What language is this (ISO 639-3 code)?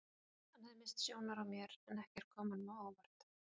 isl